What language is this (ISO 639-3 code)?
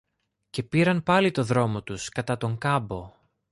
ell